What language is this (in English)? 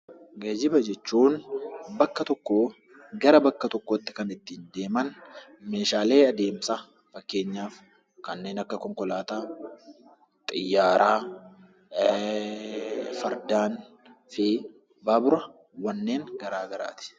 Oromo